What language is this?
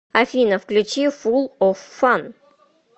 Russian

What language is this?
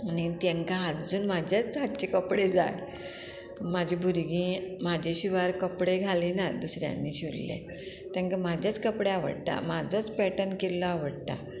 Konkani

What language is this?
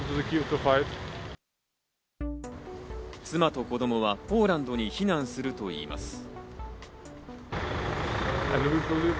Japanese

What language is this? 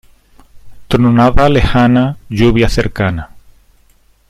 Spanish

